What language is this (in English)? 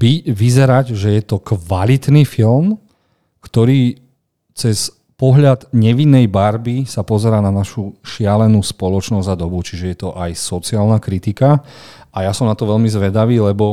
Slovak